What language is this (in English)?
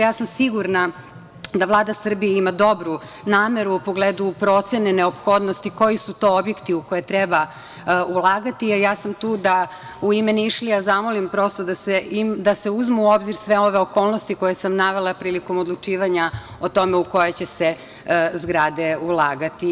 Serbian